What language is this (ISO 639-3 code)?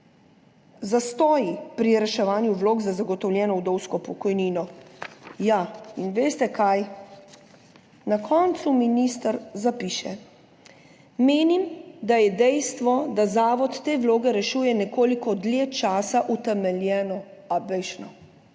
slv